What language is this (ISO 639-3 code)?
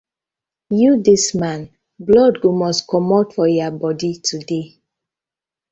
pcm